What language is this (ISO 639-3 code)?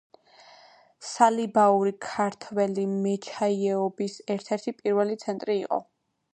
kat